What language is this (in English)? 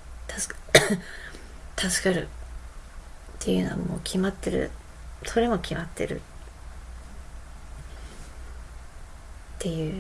Japanese